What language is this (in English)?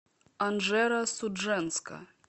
Russian